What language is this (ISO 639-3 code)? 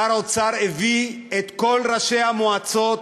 heb